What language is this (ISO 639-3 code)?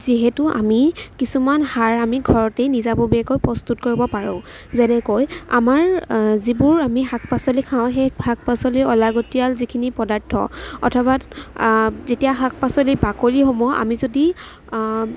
asm